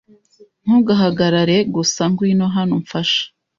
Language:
Kinyarwanda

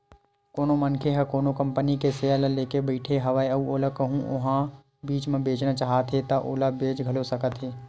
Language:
Chhattisgarhi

